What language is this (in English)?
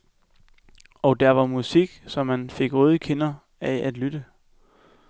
Danish